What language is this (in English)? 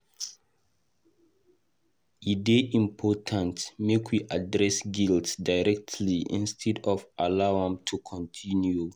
Nigerian Pidgin